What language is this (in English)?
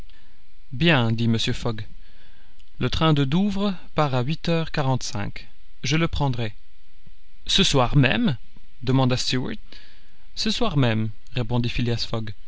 French